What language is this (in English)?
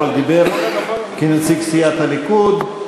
Hebrew